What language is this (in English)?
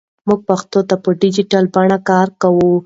Pashto